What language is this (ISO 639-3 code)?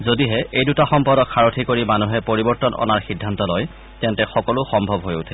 asm